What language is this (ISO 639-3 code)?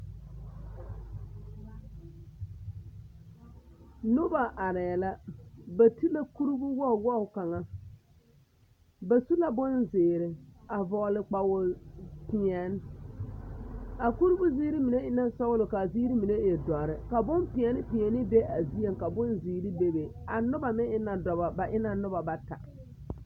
dga